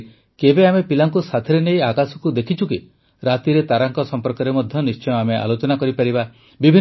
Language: Odia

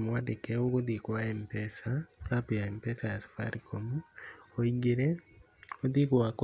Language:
Kikuyu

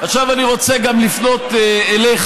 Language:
Hebrew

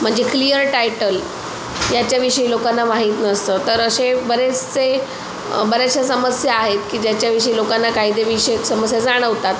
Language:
Marathi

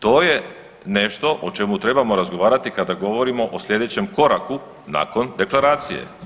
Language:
Croatian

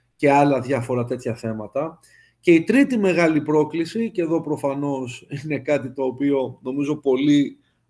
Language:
Greek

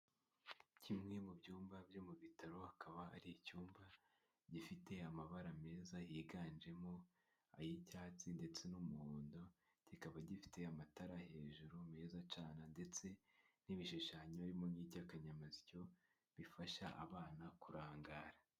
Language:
Kinyarwanda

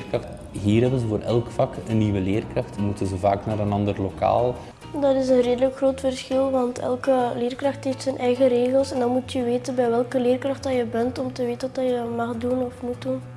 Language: Dutch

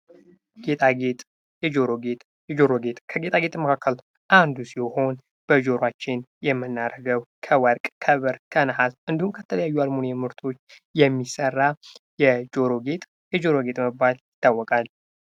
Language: Amharic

